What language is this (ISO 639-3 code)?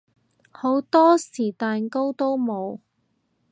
yue